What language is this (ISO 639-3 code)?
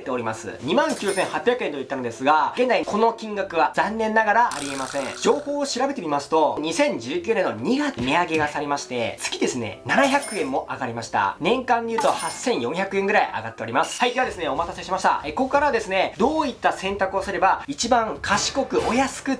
jpn